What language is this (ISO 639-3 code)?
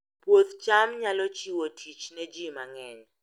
luo